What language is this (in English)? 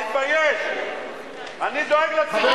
Hebrew